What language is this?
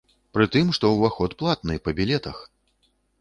Belarusian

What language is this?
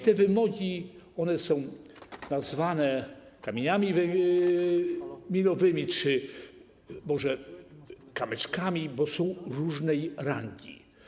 Polish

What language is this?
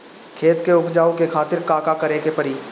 Bhojpuri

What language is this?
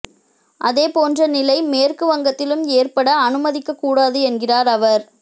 Tamil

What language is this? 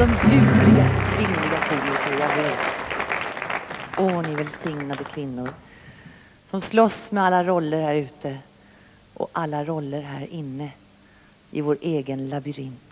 Swedish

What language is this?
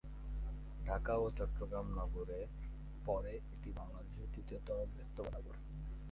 Bangla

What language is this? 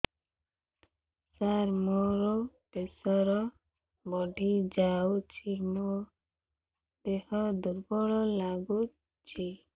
Odia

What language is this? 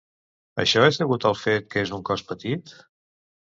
Catalan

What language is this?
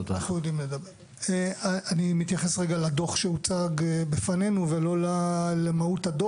Hebrew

